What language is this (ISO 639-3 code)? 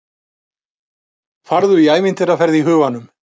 isl